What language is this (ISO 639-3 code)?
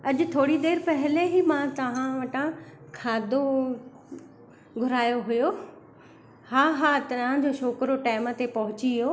snd